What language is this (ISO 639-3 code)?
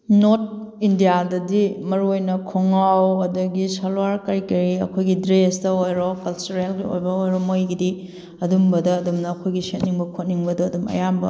mni